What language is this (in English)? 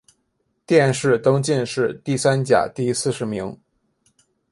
Chinese